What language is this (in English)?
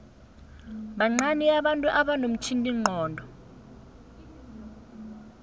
South Ndebele